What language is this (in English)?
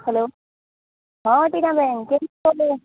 Gujarati